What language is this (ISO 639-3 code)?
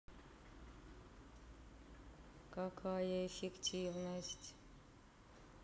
rus